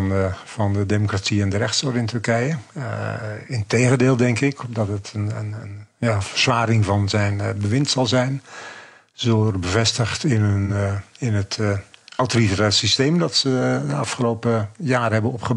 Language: Dutch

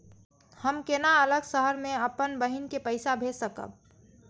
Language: Maithili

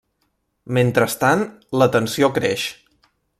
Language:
Catalan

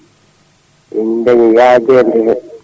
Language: Fula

